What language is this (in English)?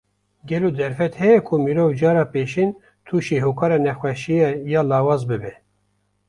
Kurdish